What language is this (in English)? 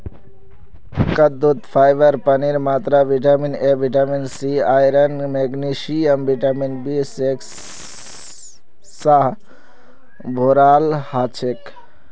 Magahi